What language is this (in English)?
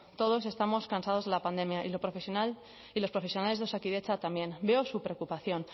Spanish